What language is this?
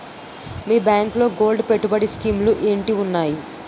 Telugu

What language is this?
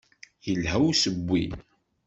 Kabyle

